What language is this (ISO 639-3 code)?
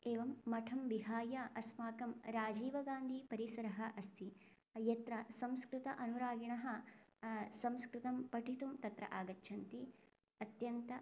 san